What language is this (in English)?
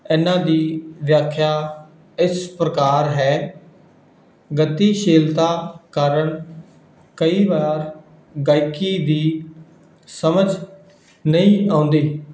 Punjabi